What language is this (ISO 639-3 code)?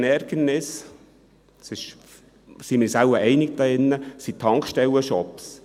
gsw